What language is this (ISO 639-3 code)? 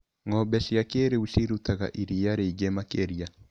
kik